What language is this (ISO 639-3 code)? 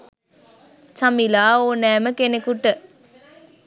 sin